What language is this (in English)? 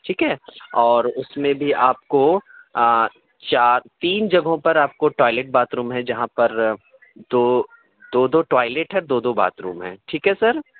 Urdu